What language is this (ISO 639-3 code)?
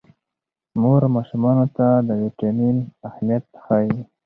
pus